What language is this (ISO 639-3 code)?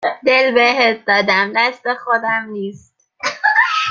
fas